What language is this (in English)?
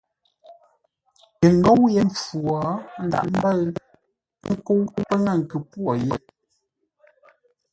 Ngombale